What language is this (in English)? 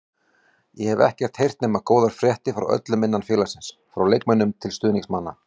Icelandic